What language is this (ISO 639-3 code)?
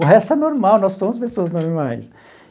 por